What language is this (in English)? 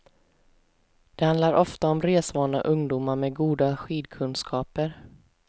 Swedish